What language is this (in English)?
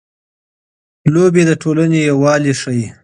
Pashto